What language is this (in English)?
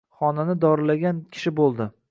Uzbek